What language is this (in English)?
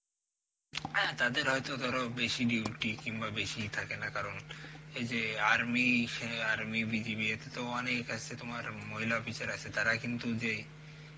Bangla